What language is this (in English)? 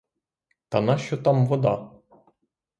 Ukrainian